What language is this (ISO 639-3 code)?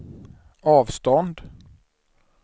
swe